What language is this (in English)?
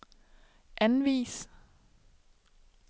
Danish